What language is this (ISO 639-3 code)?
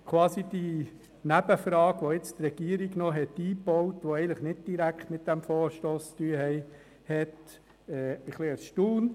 gsw